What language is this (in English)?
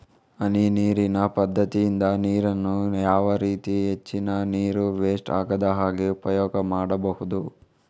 Kannada